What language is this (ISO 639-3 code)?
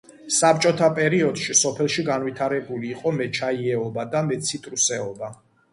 kat